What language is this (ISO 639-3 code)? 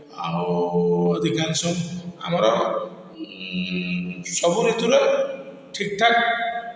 ori